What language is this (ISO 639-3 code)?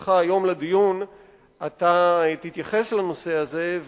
heb